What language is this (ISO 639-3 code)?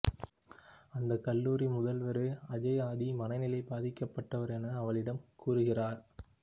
tam